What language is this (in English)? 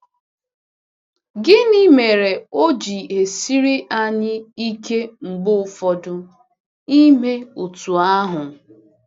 Igbo